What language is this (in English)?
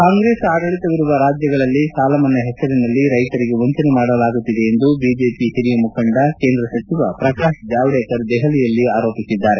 Kannada